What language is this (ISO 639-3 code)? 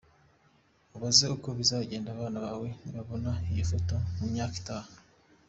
kin